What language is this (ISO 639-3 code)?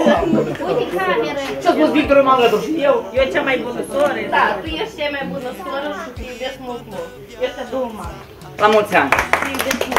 ron